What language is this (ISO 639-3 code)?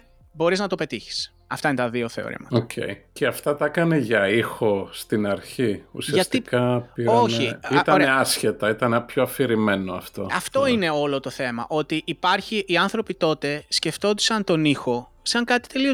ell